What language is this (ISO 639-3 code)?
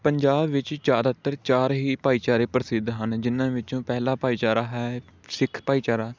pan